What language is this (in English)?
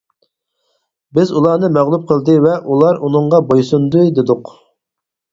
Uyghur